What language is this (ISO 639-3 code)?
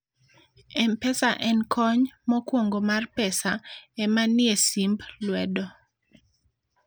luo